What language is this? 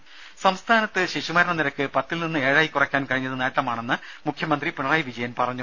Malayalam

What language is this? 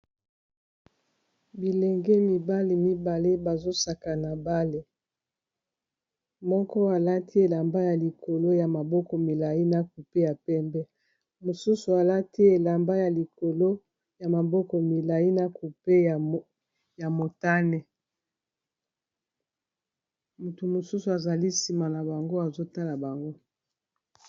Lingala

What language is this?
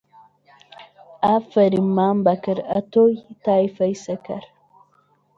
Central Kurdish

